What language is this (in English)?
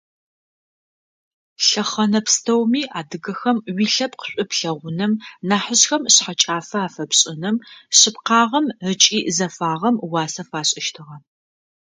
Adyghe